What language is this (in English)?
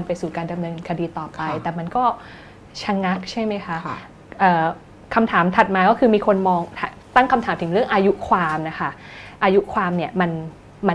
Thai